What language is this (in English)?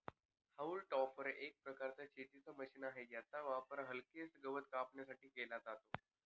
Marathi